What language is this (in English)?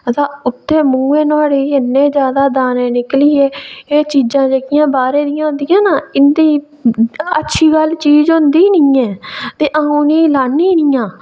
Dogri